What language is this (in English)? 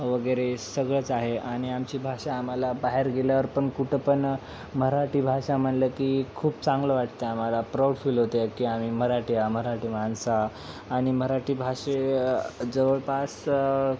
Marathi